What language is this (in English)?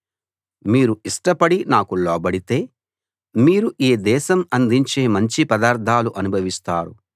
Telugu